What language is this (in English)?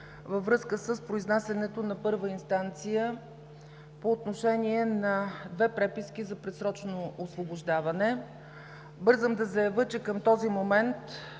Bulgarian